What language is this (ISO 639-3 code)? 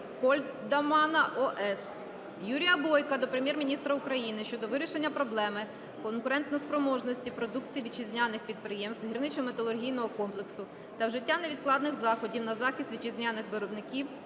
ukr